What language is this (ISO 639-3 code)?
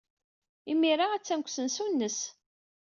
kab